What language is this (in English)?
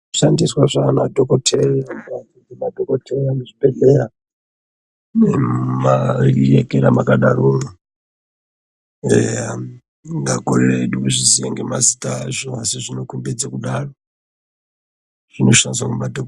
Ndau